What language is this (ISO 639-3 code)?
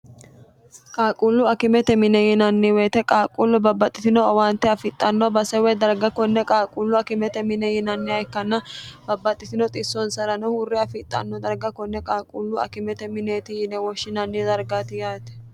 sid